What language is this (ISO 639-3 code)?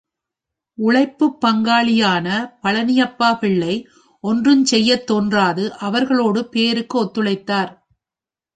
tam